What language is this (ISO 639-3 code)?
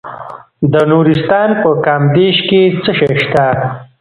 pus